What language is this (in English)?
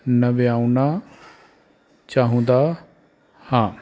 Punjabi